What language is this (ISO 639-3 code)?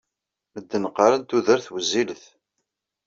kab